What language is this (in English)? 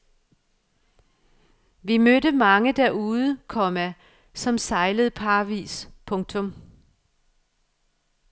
Danish